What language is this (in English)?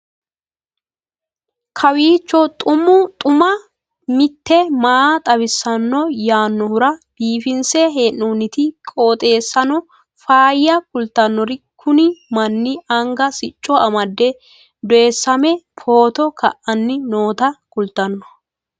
Sidamo